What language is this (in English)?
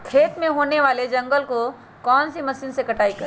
Magahi